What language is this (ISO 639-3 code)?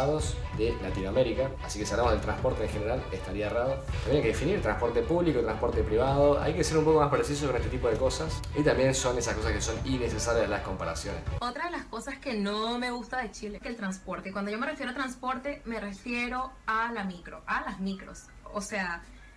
spa